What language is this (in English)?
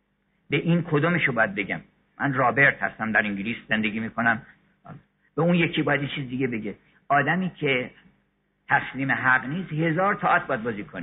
Persian